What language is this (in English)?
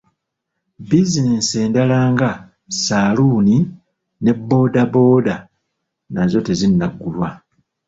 Ganda